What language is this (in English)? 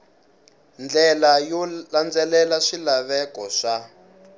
Tsonga